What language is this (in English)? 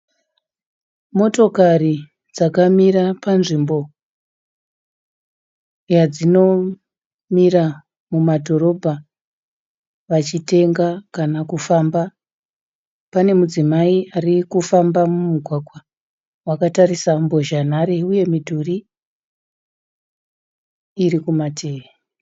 Shona